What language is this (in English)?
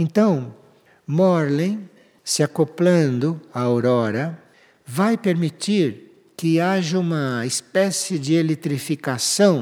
Portuguese